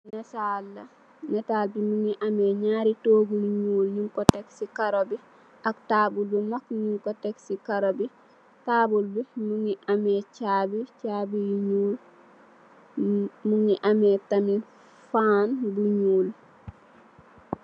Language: Wolof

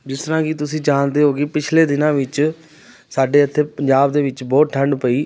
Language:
Punjabi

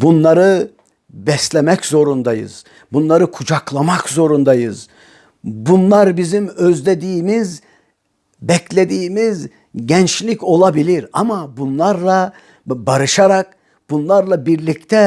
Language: Turkish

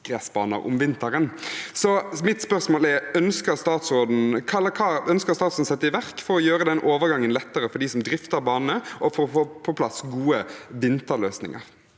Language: Norwegian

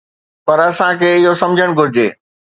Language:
Sindhi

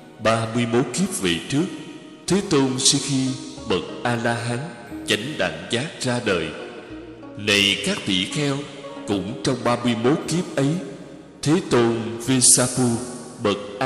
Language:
Vietnamese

